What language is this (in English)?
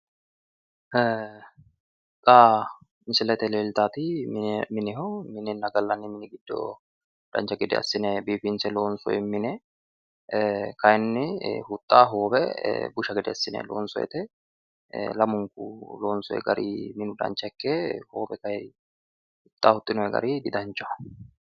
Sidamo